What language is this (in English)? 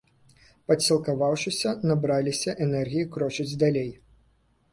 Belarusian